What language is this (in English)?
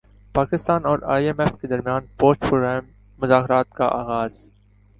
Urdu